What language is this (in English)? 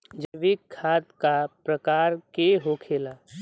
Bhojpuri